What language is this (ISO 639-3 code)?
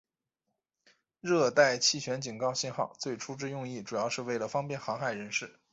zho